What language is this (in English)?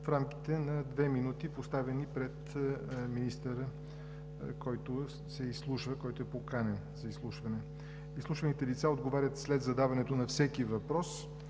Bulgarian